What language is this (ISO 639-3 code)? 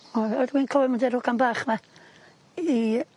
cym